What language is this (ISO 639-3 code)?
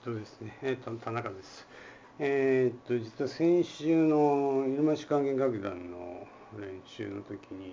jpn